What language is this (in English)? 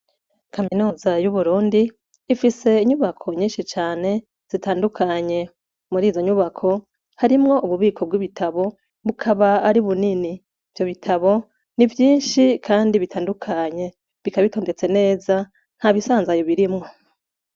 Rundi